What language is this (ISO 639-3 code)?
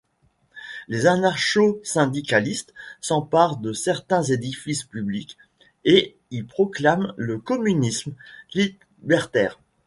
fra